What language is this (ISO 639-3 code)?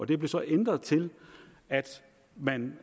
dan